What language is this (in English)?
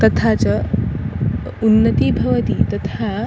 Sanskrit